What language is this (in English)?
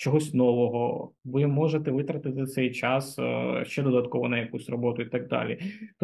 Ukrainian